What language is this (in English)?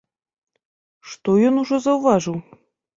Belarusian